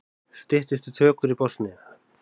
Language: Icelandic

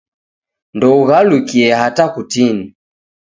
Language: Taita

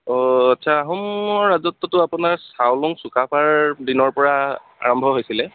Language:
Assamese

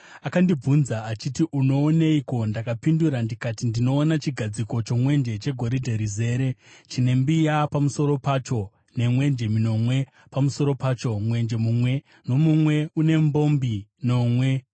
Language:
Shona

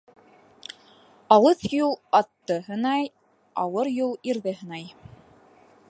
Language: Bashkir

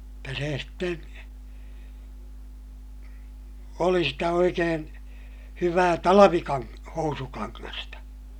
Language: Finnish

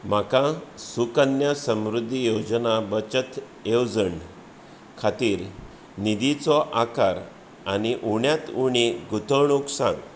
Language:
Konkani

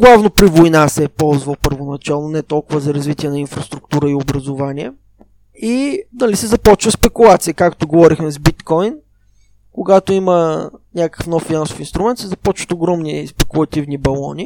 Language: Bulgarian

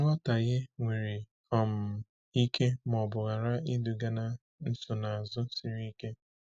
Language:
Igbo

